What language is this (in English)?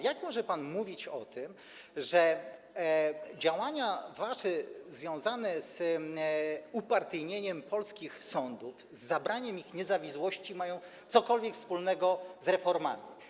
Polish